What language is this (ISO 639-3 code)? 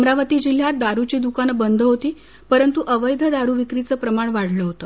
mar